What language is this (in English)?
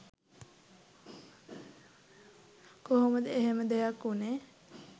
Sinhala